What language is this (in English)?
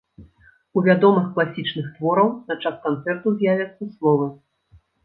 Belarusian